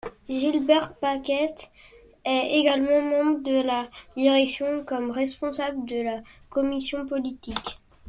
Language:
French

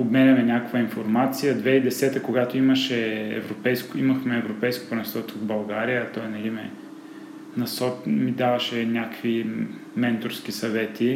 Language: Bulgarian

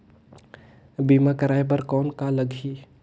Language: Chhattisgarhi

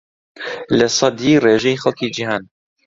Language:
Central Kurdish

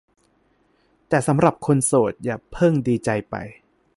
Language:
Thai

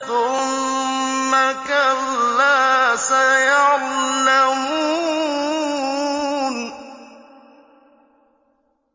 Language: Arabic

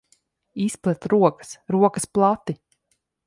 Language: Latvian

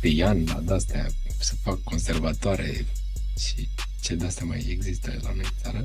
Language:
Romanian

